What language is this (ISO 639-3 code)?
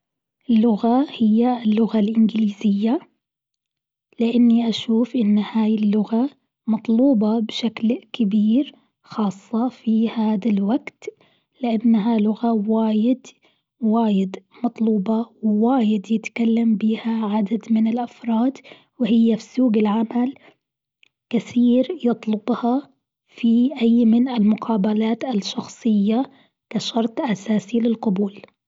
afb